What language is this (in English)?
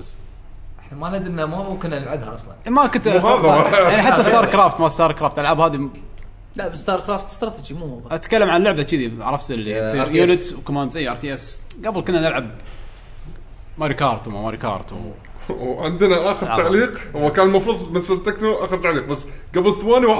Arabic